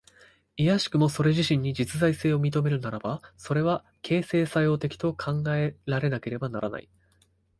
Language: Japanese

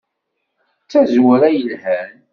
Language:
Kabyle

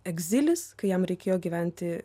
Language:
Lithuanian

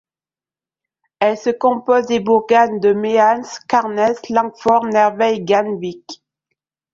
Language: French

